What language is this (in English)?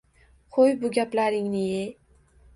Uzbek